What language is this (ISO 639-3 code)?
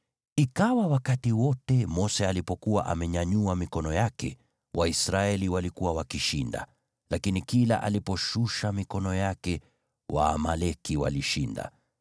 swa